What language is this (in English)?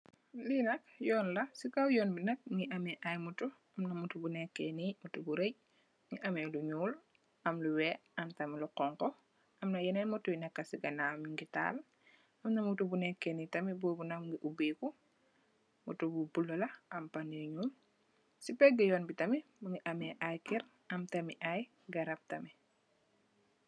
Wolof